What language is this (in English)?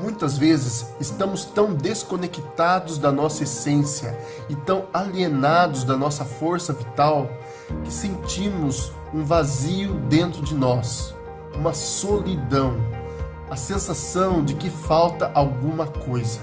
Portuguese